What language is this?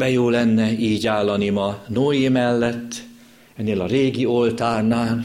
Hungarian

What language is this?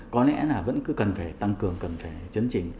Vietnamese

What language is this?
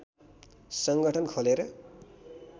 Nepali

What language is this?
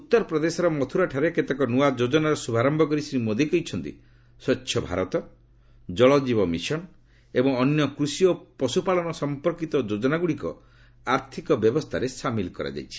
Odia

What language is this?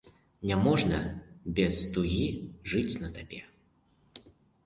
Belarusian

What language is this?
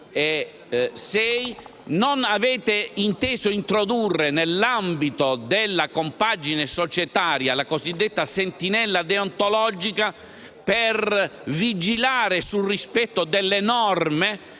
Italian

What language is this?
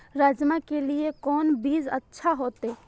Maithili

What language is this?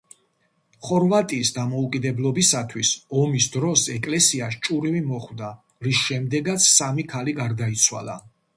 Georgian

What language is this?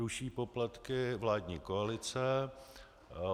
Czech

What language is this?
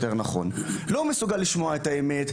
Hebrew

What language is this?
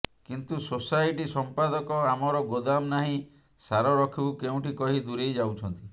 Odia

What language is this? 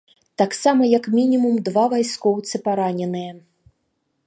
Belarusian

